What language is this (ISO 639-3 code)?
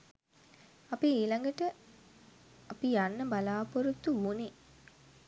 sin